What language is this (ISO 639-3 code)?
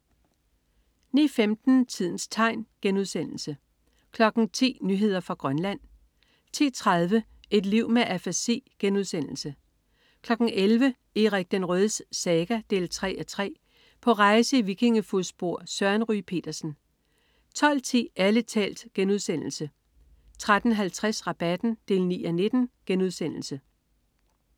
dan